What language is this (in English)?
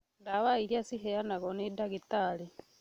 Kikuyu